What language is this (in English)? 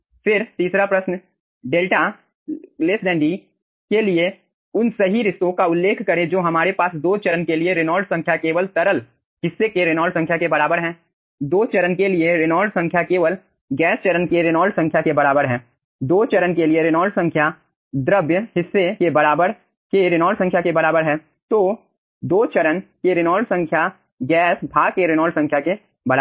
Hindi